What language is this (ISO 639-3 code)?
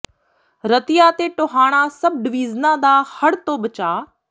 pan